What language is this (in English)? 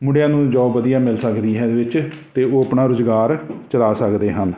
Punjabi